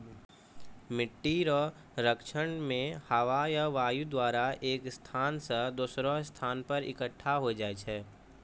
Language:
Maithili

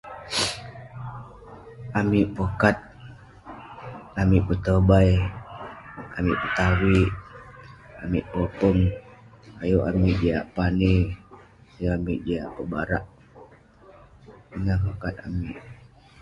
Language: Western Penan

